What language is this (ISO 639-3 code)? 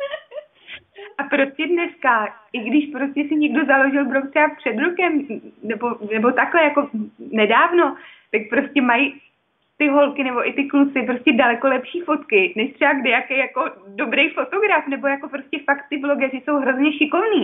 ces